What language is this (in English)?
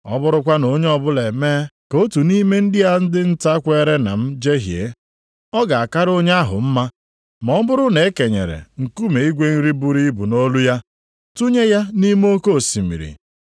Igbo